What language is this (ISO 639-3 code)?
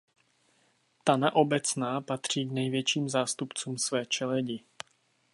ces